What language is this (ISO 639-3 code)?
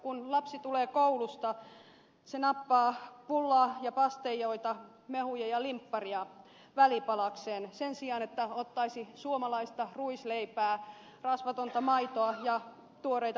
fin